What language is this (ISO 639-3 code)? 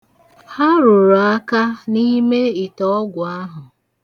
ibo